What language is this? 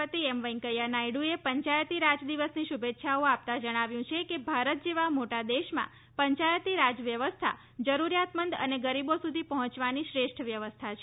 Gujarati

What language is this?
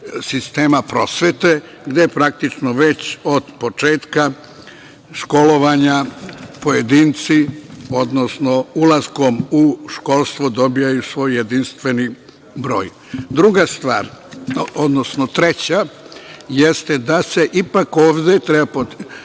Serbian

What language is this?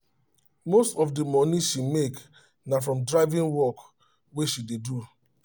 Nigerian Pidgin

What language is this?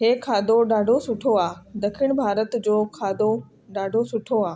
Sindhi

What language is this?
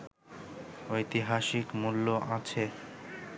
Bangla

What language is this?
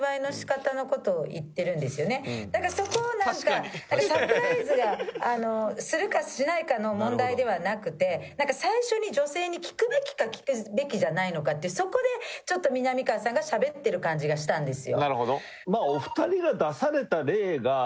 Japanese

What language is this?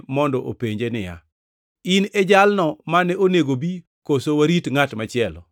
Luo (Kenya and Tanzania)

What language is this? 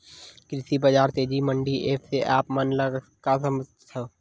Chhattisgarhi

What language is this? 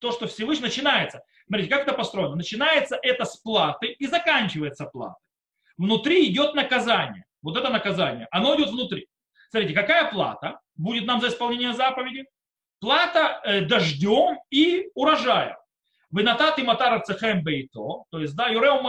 Russian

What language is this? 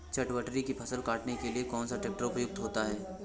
Hindi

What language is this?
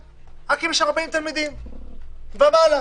Hebrew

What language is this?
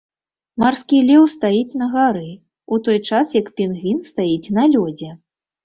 Belarusian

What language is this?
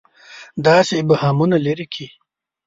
Pashto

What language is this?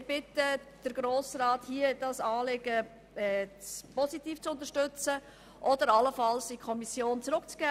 Swiss German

